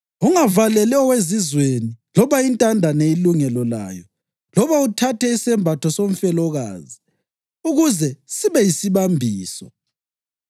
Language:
North Ndebele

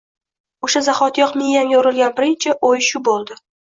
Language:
Uzbek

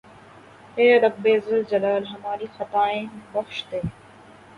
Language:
Urdu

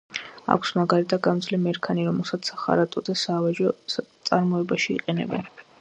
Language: Georgian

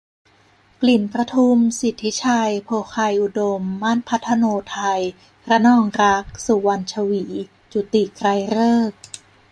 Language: Thai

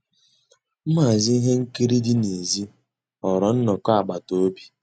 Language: Igbo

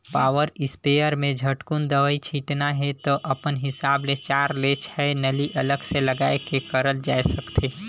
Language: Chhattisgarhi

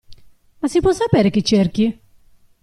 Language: Italian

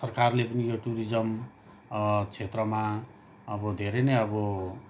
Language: Nepali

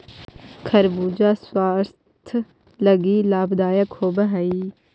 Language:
Magahi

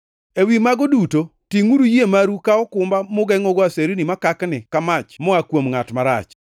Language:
Luo (Kenya and Tanzania)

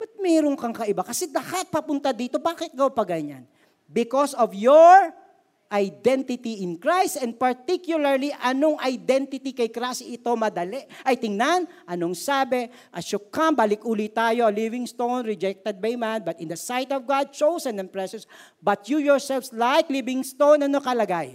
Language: Filipino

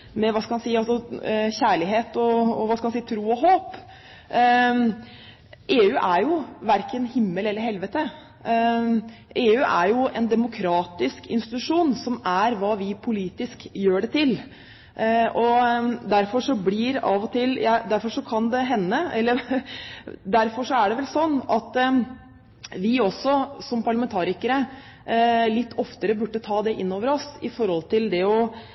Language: Norwegian Bokmål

